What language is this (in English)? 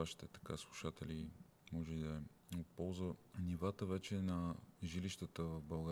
Bulgarian